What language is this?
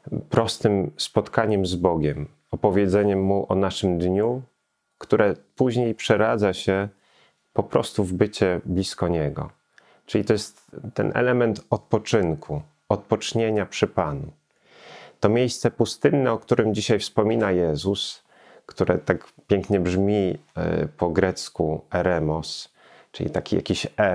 Polish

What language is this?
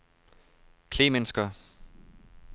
Danish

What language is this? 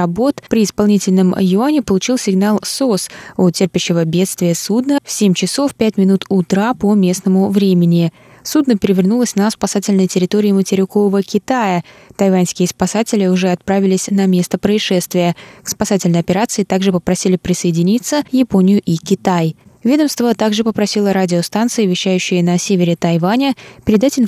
Russian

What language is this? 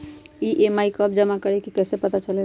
Magahi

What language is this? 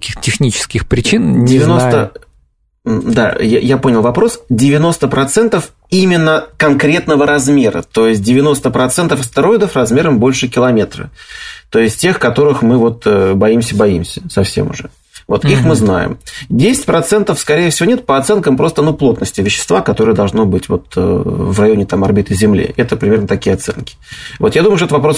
Russian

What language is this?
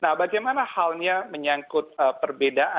Indonesian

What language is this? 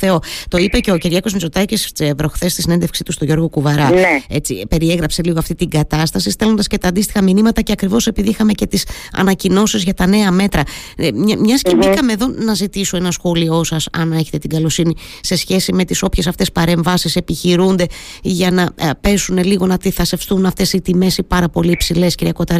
Greek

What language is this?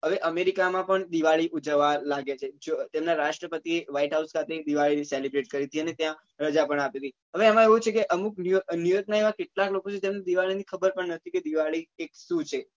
Gujarati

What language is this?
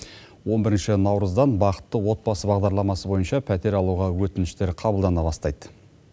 Kazakh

